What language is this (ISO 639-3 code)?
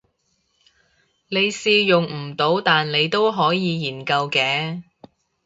yue